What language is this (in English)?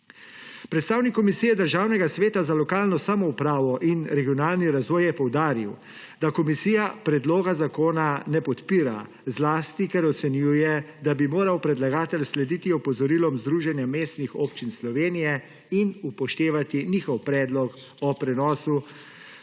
Slovenian